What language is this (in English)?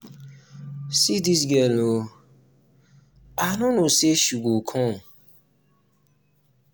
Nigerian Pidgin